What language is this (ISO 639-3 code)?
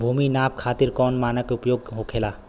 bho